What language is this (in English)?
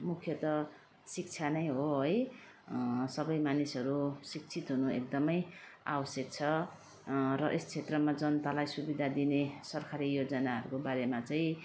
Nepali